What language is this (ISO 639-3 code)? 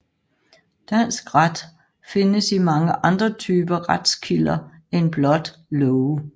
dan